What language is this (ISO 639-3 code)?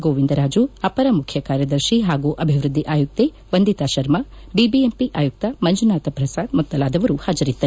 kan